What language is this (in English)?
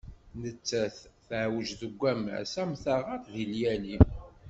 Kabyle